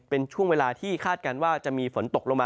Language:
Thai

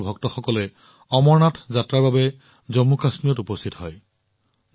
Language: Assamese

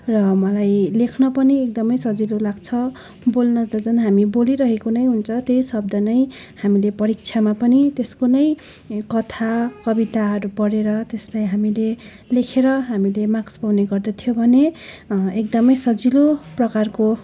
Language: Nepali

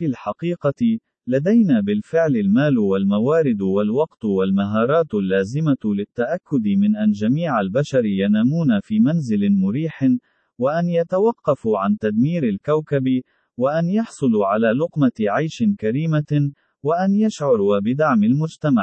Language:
Arabic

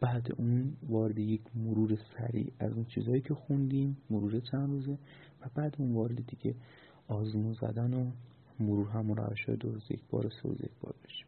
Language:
Persian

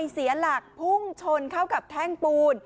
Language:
Thai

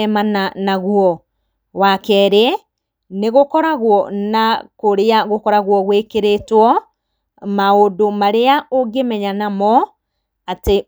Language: Kikuyu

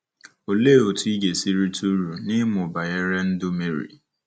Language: Igbo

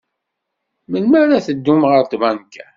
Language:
Kabyle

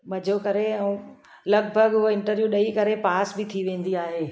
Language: Sindhi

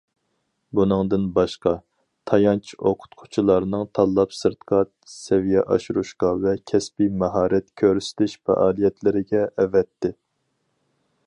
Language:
Uyghur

